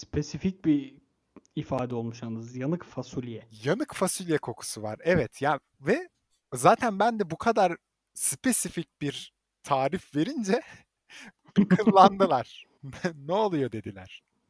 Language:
Turkish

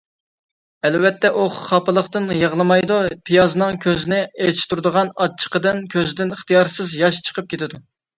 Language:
Uyghur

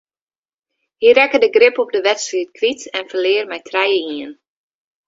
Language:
Western Frisian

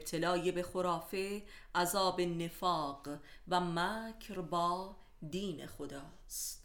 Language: Persian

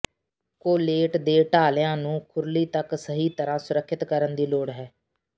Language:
Punjabi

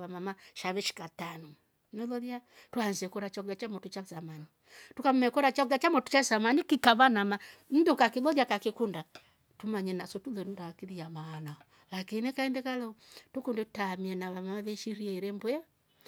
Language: Rombo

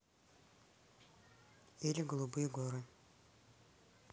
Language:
Russian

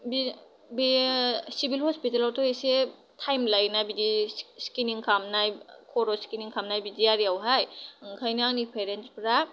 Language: Bodo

